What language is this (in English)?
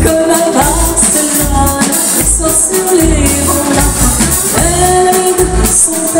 Arabic